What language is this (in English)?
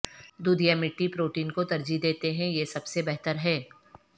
Urdu